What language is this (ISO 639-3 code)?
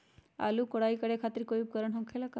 mag